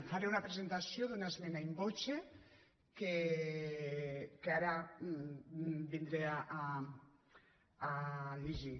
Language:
Catalan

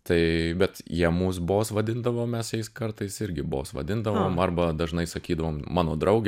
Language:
Lithuanian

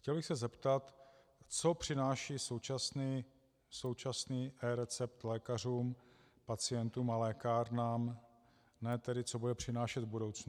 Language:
Czech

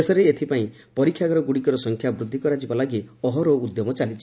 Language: Odia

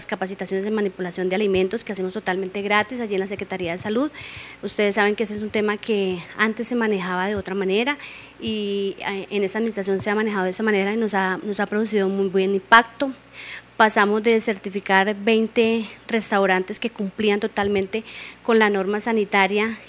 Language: Spanish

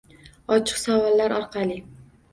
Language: Uzbek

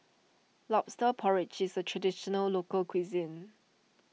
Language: English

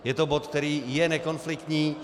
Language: Czech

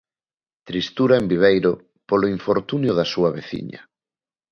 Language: Galician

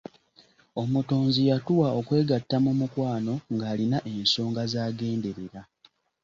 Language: Ganda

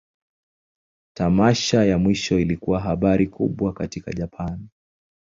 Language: Swahili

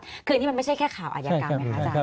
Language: Thai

